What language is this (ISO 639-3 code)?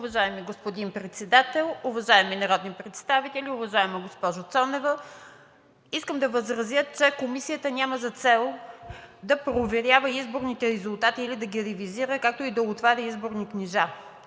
bul